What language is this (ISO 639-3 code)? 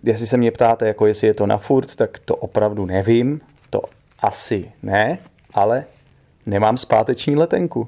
ces